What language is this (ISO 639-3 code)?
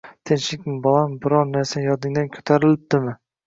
uzb